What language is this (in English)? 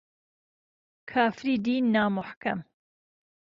Central Kurdish